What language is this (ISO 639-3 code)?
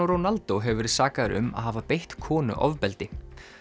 isl